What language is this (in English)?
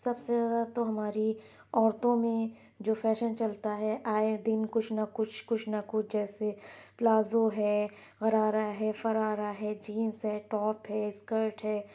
Urdu